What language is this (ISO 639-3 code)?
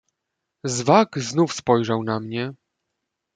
pol